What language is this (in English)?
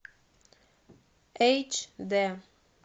Russian